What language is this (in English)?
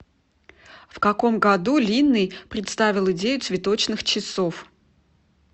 Russian